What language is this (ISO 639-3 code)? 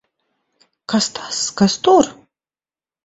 lav